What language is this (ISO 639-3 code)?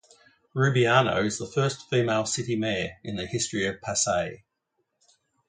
eng